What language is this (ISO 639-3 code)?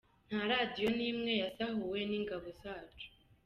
kin